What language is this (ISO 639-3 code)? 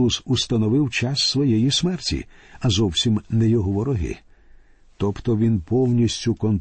ukr